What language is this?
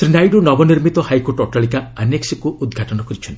Odia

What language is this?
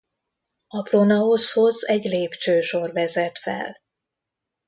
Hungarian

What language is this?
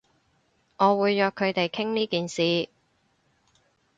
Cantonese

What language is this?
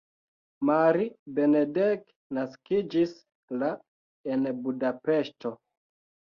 Esperanto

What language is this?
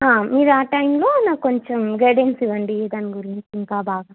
Telugu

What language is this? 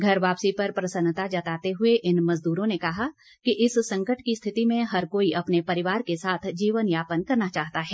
Hindi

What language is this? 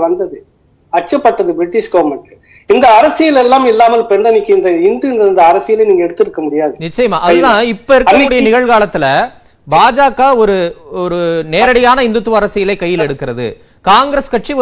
Tamil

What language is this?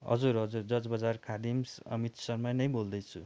Nepali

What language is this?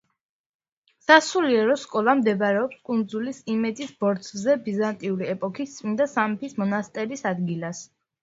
Georgian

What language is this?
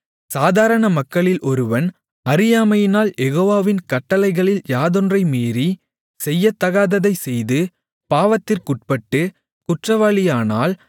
Tamil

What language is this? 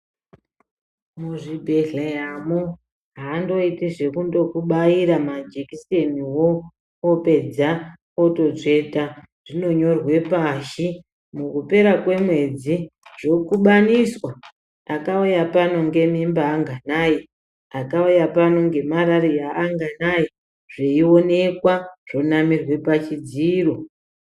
Ndau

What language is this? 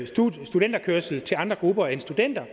Danish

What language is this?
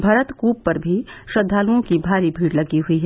Hindi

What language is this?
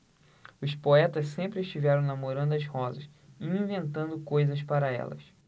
Portuguese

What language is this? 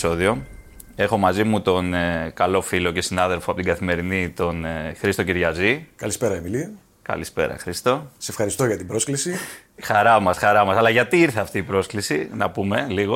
Greek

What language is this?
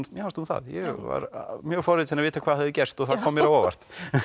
Icelandic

